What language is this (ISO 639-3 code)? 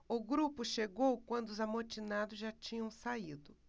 por